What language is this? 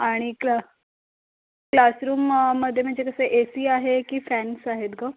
Marathi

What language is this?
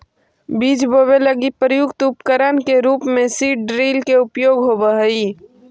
Magahi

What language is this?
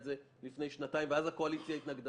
Hebrew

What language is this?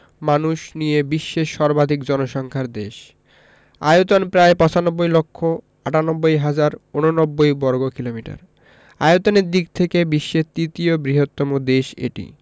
Bangla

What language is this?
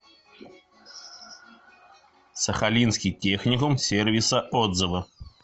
Russian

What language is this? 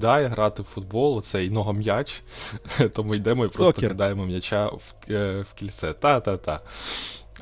Ukrainian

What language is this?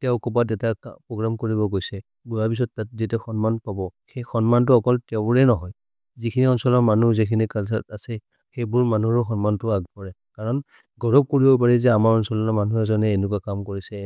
Maria (India)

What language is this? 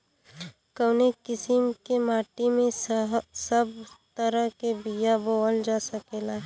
Bhojpuri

